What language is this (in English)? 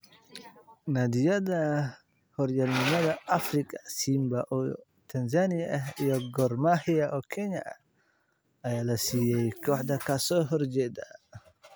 Somali